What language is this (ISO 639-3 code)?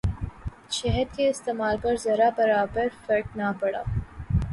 urd